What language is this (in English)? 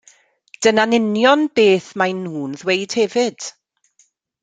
Welsh